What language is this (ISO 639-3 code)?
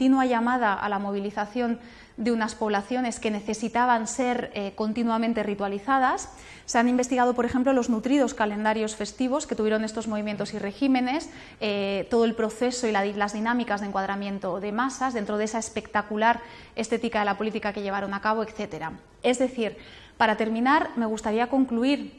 spa